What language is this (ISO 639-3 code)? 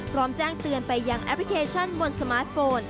tha